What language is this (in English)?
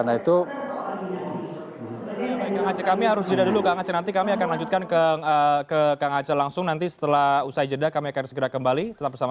Indonesian